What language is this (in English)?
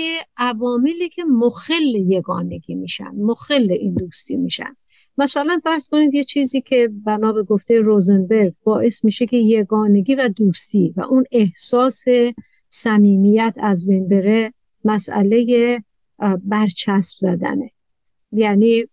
Persian